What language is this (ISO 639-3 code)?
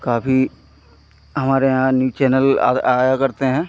hin